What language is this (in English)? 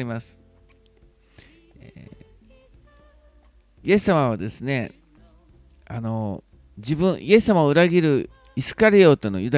Japanese